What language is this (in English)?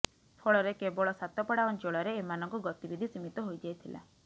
Odia